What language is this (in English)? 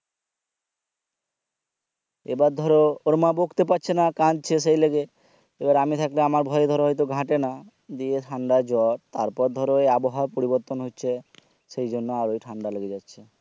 Bangla